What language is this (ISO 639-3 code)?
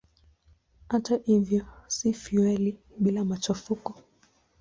swa